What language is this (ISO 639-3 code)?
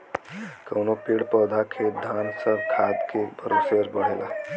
bho